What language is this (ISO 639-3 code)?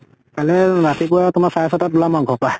asm